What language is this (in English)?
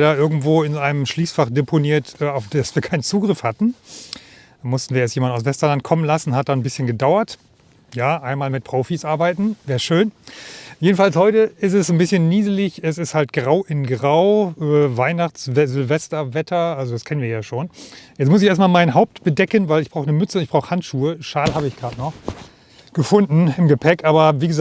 German